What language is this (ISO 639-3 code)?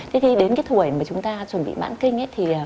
vie